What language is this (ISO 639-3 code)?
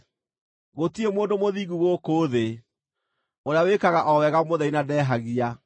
kik